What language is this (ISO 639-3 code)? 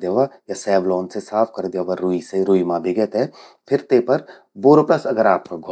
gbm